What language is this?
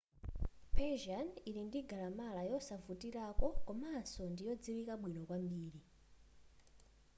Nyanja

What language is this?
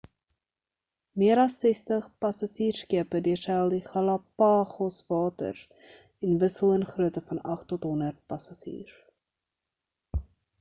Afrikaans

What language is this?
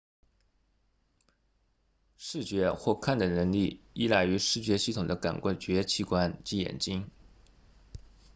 Chinese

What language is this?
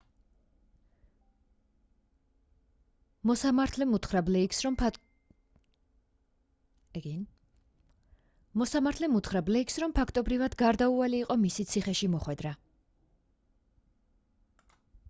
Georgian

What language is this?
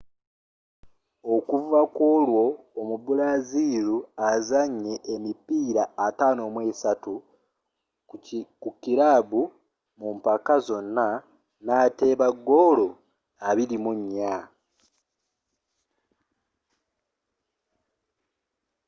Ganda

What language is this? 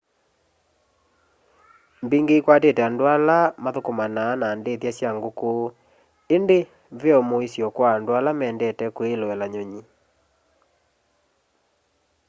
Kamba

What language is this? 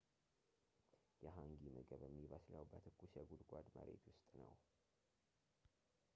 Amharic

